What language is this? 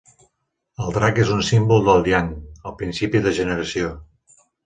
Catalan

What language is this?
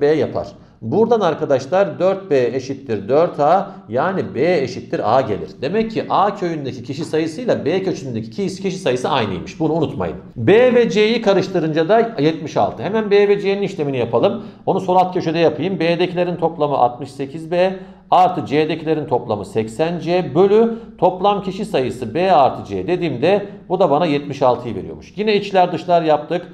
Turkish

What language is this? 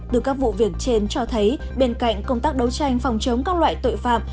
Vietnamese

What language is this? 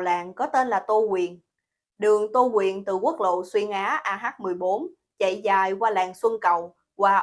Vietnamese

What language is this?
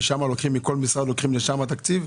Hebrew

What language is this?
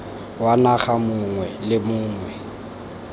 Tswana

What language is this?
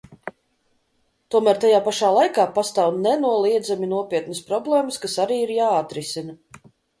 Latvian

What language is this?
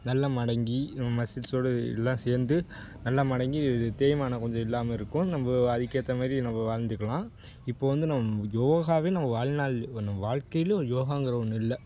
Tamil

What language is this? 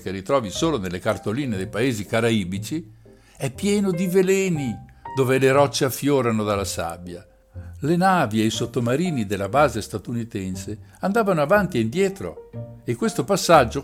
Italian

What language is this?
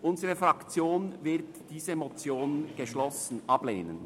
Swiss German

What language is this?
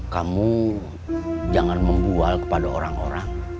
Indonesian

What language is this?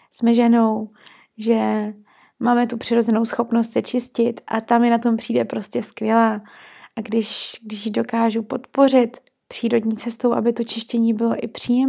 Czech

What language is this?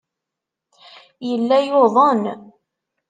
Kabyle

